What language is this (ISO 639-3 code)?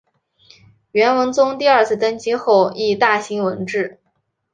zho